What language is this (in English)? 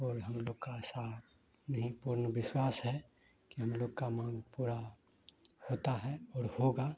Hindi